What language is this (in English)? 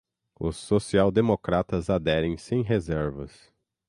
Portuguese